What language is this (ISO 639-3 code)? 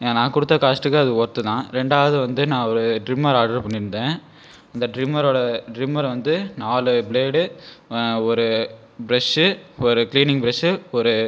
tam